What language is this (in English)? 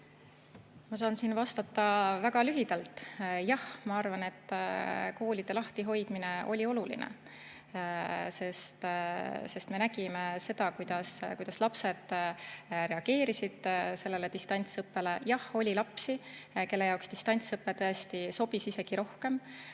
Estonian